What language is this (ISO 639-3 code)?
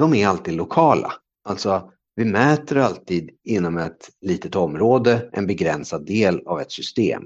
swe